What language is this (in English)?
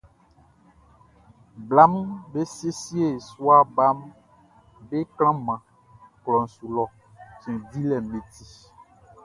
Baoulé